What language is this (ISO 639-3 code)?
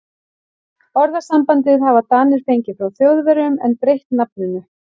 isl